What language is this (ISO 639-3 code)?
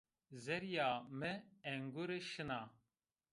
zza